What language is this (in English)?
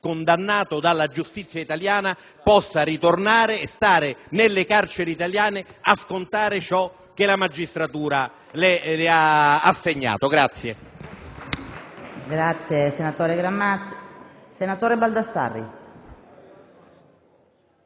Italian